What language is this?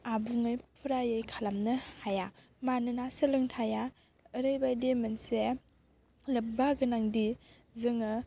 Bodo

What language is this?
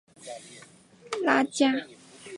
Chinese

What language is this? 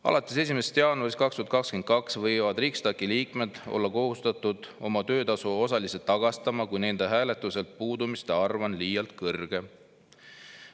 Estonian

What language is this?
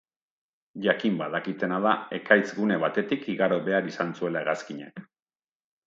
Basque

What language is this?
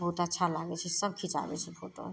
Maithili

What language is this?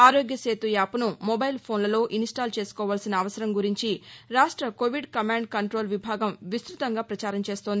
Telugu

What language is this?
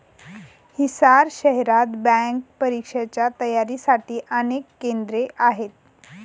Marathi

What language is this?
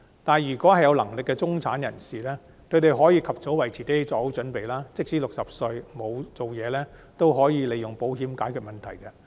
Cantonese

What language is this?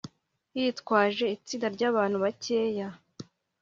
Kinyarwanda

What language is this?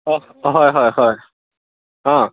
Assamese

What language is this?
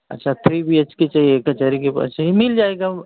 Hindi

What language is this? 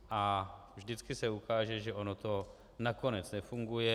Czech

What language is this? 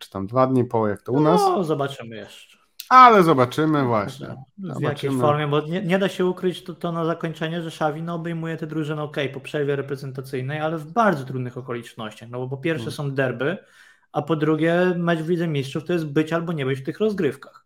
Polish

